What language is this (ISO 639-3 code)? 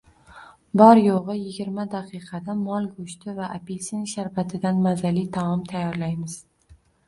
uzb